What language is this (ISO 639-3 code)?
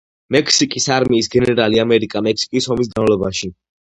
kat